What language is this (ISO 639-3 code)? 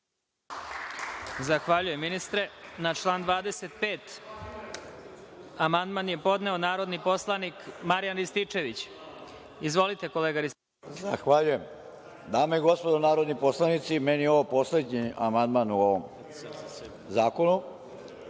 srp